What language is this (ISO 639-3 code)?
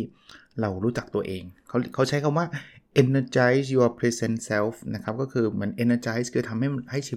tha